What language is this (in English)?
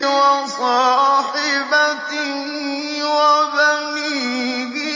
Arabic